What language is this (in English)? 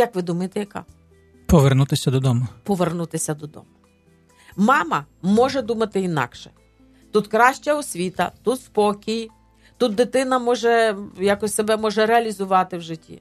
Ukrainian